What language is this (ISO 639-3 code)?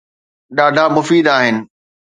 snd